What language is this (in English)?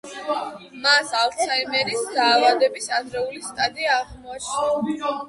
Georgian